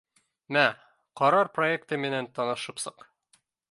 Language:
Bashkir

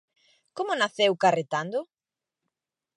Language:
Galician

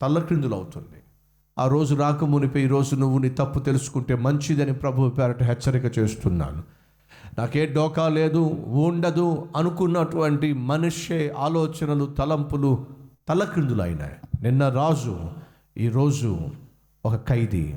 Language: Telugu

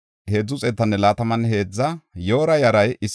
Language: Gofa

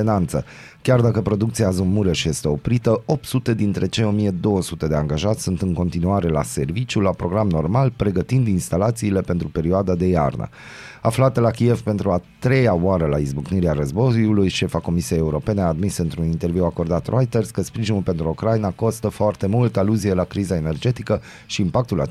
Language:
Romanian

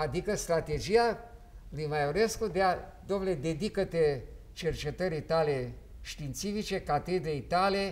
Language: Romanian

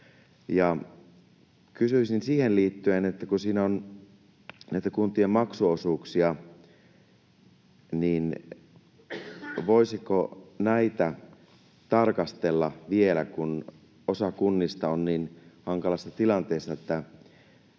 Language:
Finnish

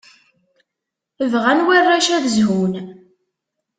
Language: Kabyle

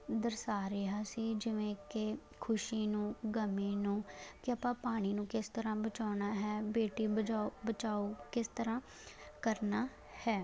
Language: Punjabi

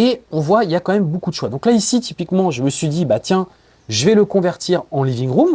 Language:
French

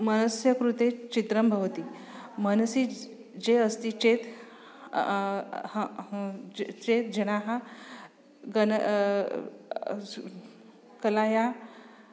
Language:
Sanskrit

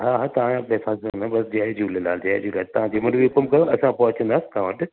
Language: Sindhi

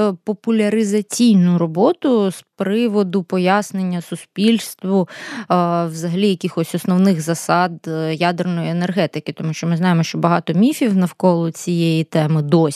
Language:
Ukrainian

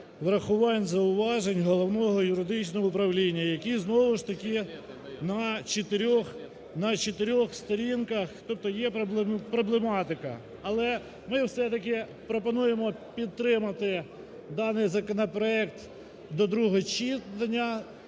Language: Ukrainian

